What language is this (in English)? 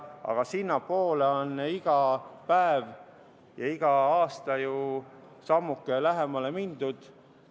Estonian